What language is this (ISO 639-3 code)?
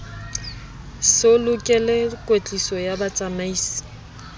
sot